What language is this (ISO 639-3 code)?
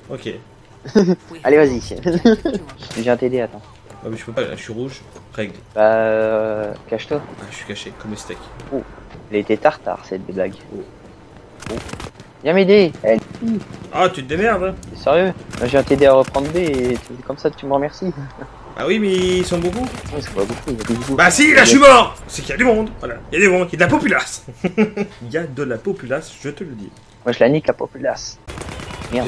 fra